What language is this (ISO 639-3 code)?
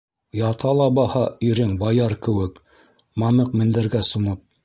bak